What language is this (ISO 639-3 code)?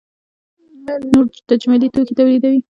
pus